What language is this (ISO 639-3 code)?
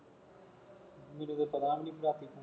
pan